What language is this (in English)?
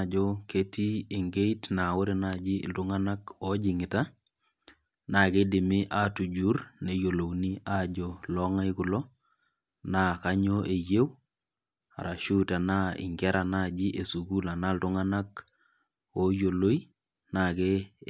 Masai